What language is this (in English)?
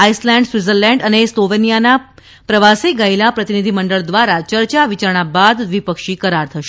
Gujarati